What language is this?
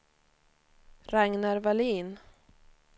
Swedish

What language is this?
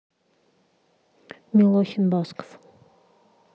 Russian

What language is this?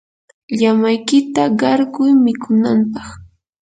Yanahuanca Pasco Quechua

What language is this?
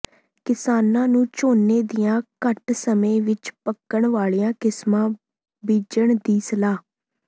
Punjabi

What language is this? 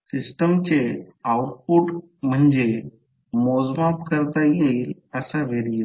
Marathi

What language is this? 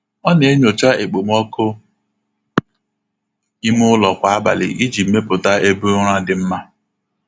Igbo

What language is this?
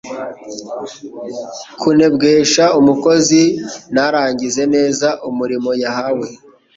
Kinyarwanda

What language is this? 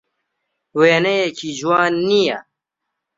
Central Kurdish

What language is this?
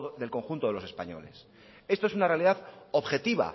Spanish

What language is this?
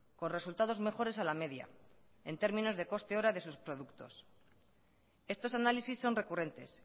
Spanish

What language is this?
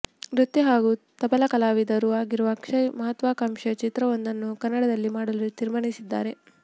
Kannada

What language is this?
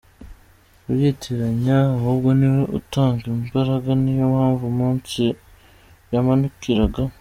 Kinyarwanda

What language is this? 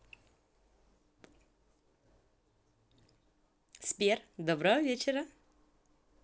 Russian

